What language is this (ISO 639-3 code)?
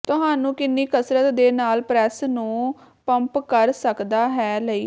pan